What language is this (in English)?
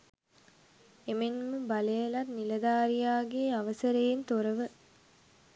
Sinhala